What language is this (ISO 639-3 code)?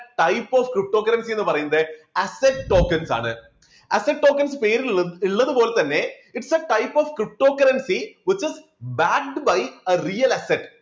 mal